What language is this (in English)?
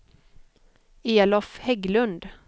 Swedish